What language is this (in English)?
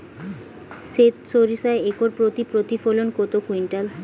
Bangla